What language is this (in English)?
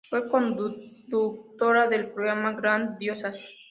Spanish